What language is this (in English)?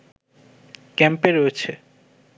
Bangla